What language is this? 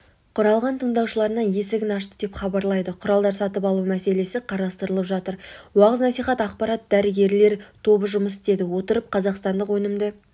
Kazakh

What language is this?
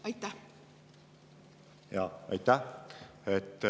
Estonian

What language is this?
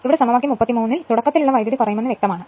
Malayalam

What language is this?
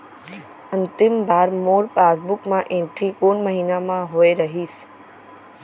Chhattisgarhi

